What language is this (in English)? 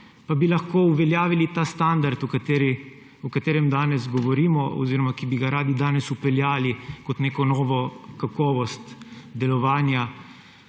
Slovenian